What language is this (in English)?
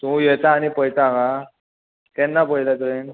Konkani